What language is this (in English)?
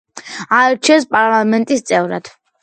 Georgian